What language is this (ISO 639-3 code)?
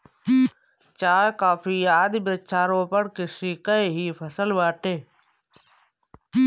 bho